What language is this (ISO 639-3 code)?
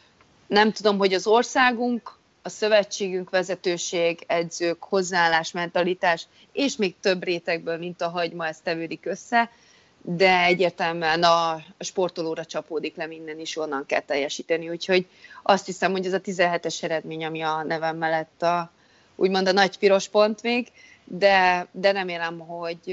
hun